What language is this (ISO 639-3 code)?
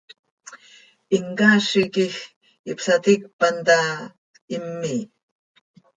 sei